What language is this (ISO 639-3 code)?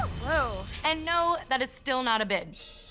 eng